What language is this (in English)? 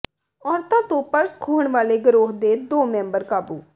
Punjabi